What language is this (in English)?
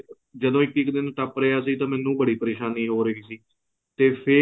Punjabi